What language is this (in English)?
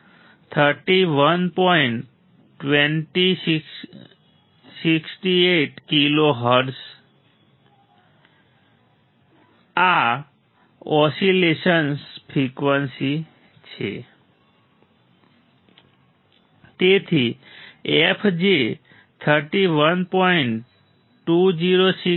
Gujarati